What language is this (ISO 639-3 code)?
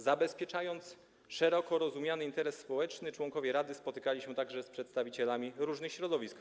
pol